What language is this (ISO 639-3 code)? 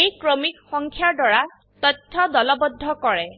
asm